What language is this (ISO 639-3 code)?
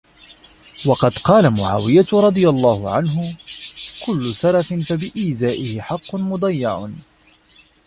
ara